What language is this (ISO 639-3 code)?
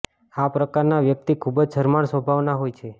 guj